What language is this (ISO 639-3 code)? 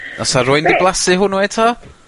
cym